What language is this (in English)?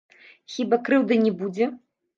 Belarusian